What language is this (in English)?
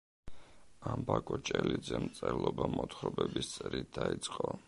Georgian